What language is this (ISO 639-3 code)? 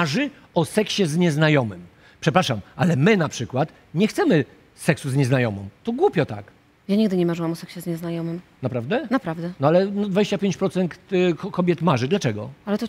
pol